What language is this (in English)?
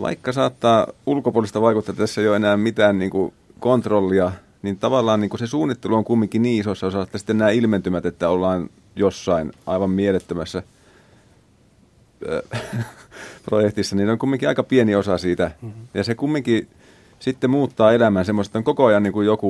Finnish